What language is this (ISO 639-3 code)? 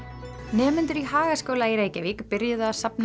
isl